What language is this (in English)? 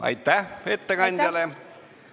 Estonian